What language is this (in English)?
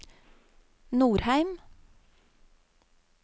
Norwegian